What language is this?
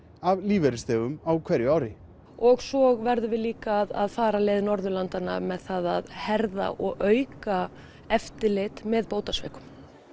Icelandic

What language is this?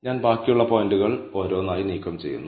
Malayalam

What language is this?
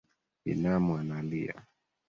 Swahili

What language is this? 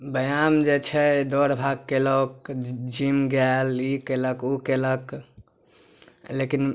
Maithili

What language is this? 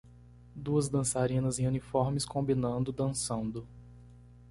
Portuguese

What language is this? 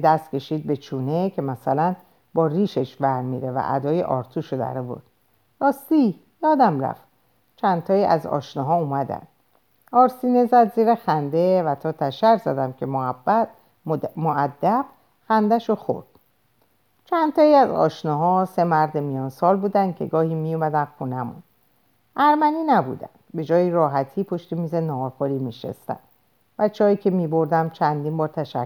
Persian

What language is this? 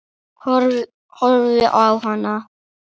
Icelandic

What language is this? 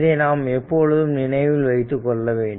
Tamil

